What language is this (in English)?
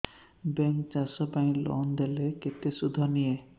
Odia